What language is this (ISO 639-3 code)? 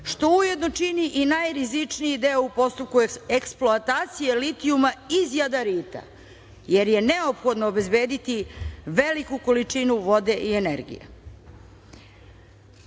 srp